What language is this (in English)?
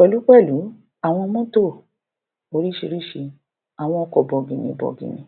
Yoruba